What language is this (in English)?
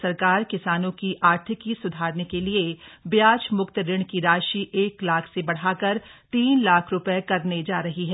Hindi